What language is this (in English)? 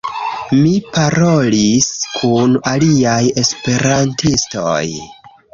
Esperanto